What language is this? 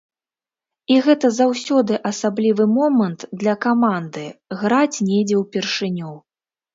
Belarusian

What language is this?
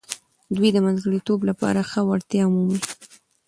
Pashto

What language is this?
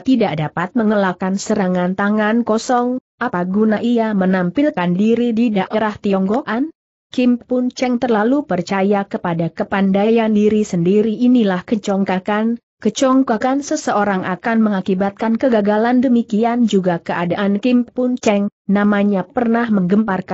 Indonesian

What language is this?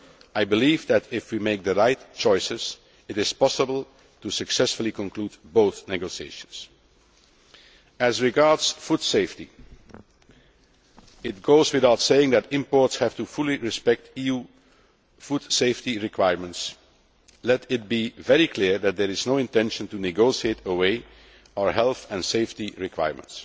English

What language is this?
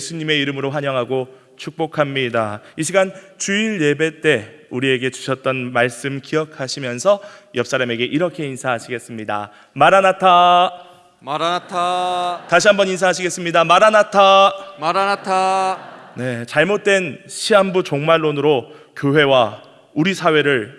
Korean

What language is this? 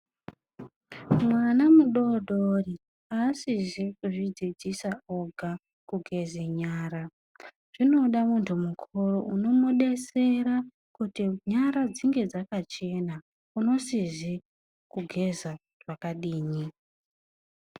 Ndau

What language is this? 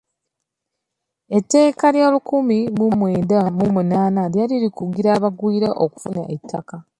Ganda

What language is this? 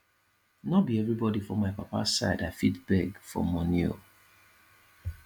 Nigerian Pidgin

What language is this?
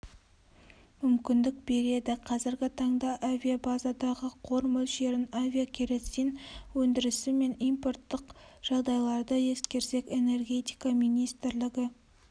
Kazakh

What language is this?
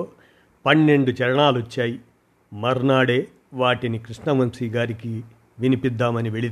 Telugu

